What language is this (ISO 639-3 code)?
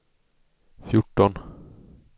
swe